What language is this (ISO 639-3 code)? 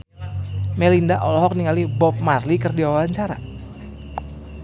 sun